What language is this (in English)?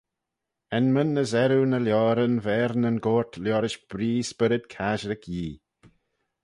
Manx